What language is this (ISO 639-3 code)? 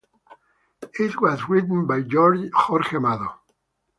eng